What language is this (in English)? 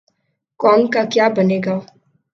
Urdu